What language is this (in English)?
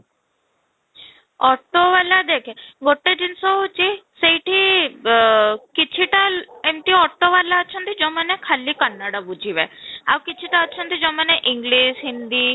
Odia